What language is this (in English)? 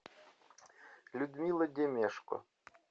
Russian